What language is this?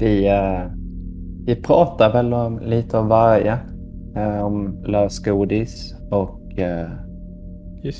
Swedish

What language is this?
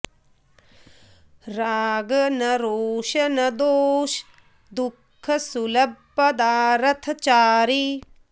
Sanskrit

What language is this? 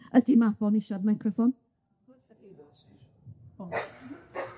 Welsh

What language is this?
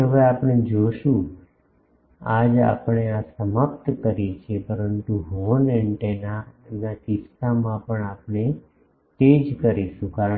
Gujarati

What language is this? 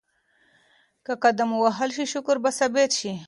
Pashto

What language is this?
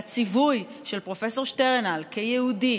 Hebrew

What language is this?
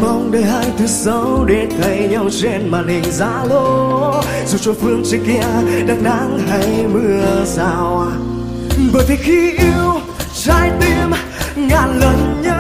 Vietnamese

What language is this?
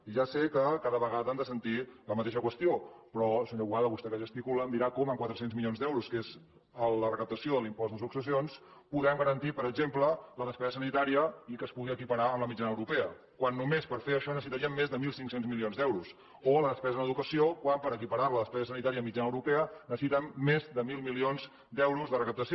Catalan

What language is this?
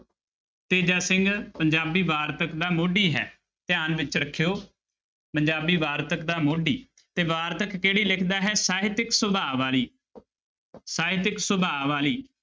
Punjabi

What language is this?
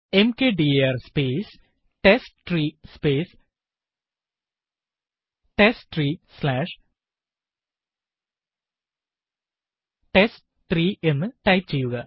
Malayalam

